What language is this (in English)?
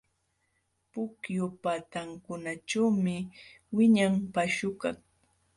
Jauja Wanca Quechua